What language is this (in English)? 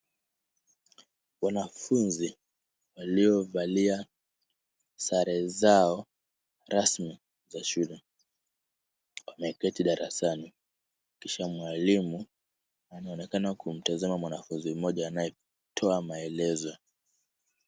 Swahili